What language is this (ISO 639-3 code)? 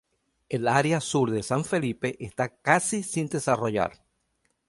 spa